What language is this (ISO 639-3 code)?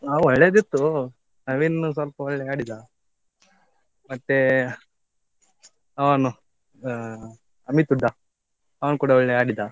kan